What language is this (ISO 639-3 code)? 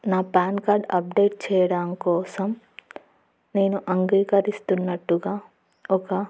tel